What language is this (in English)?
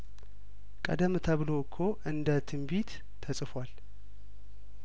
Amharic